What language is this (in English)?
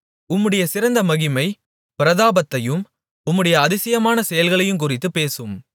Tamil